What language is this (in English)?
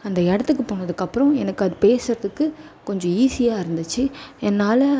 Tamil